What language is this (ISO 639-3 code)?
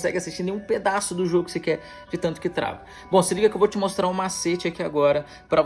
por